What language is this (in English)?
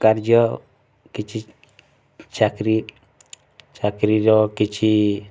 Odia